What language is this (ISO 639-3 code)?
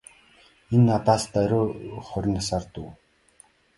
mon